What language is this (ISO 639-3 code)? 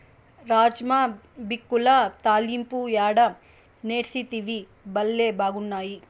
tel